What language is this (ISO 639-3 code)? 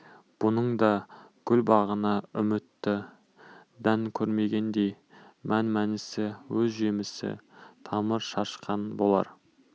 kaz